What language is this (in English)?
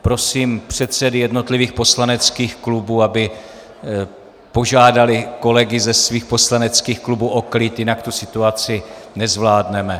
Czech